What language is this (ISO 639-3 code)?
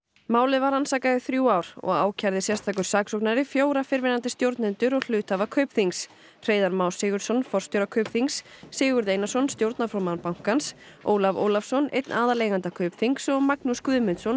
isl